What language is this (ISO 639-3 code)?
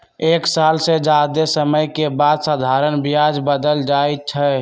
mag